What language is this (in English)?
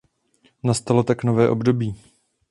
Czech